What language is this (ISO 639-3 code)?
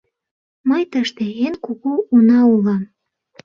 chm